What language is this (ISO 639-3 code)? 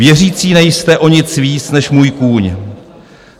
ces